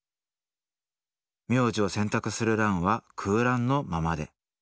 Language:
Japanese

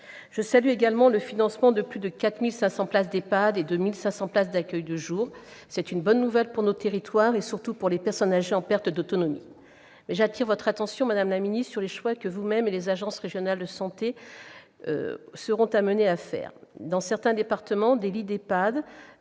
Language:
French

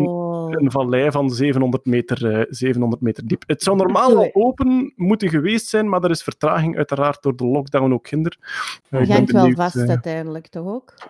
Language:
Dutch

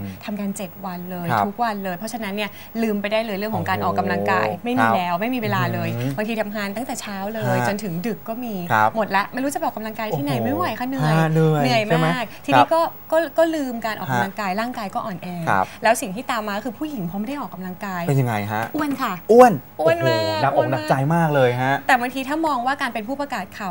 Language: Thai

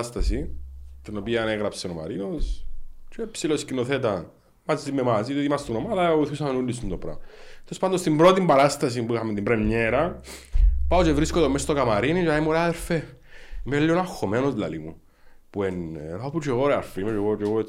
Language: Greek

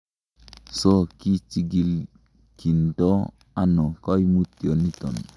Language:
Kalenjin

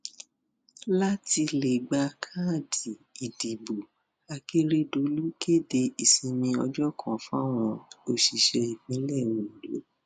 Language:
Yoruba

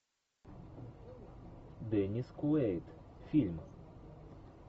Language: Russian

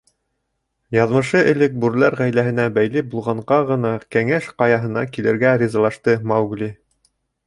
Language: Bashkir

